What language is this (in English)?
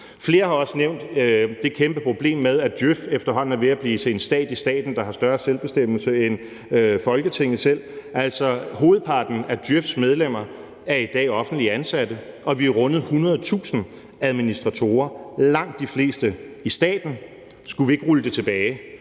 Danish